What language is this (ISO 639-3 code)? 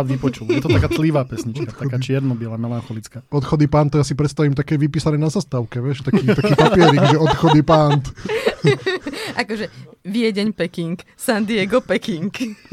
slk